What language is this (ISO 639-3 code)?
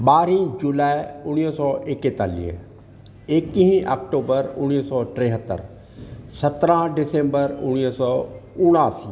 snd